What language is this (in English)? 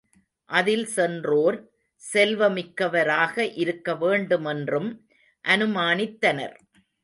Tamil